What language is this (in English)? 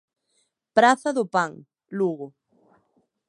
Galician